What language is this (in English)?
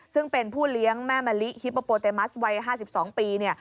Thai